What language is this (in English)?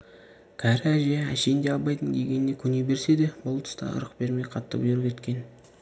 Kazakh